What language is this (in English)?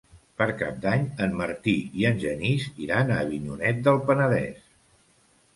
Catalan